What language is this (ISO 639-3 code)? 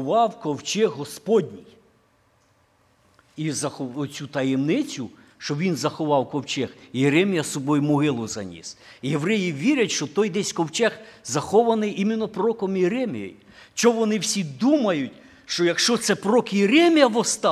ukr